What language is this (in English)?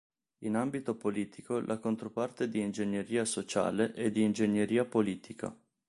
Italian